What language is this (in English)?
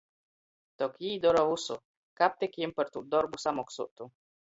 Latgalian